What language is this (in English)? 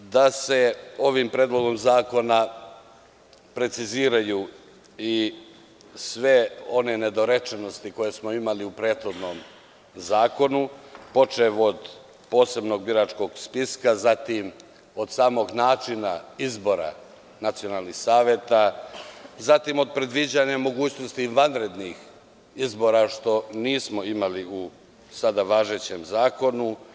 Serbian